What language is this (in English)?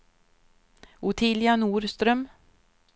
Swedish